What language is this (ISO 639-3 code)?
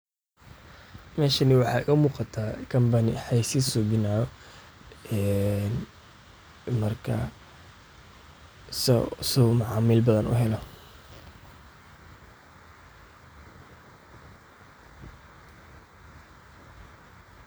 som